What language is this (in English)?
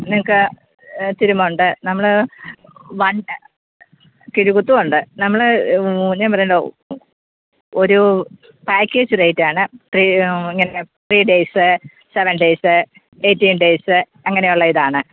Malayalam